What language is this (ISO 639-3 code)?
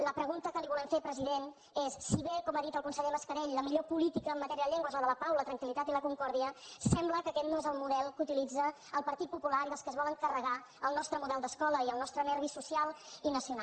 cat